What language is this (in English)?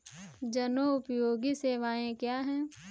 Hindi